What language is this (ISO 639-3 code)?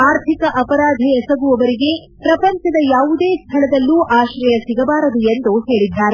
kan